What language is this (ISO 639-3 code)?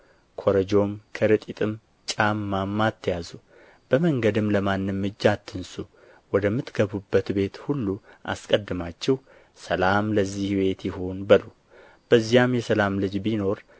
amh